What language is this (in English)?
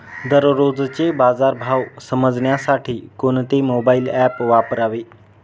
Marathi